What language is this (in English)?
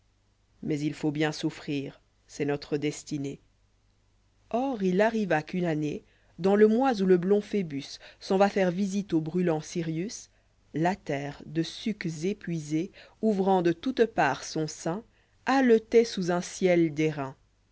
French